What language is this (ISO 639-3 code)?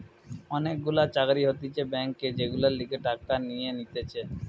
ben